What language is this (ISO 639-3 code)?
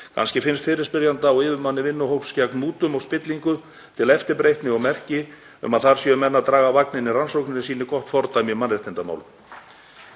isl